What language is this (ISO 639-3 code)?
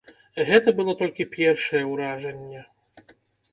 bel